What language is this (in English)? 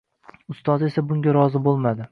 Uzbek